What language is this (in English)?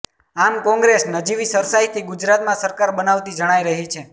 Gujarati